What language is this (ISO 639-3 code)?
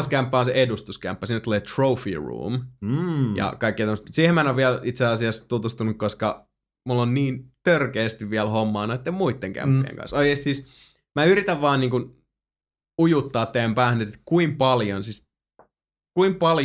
fin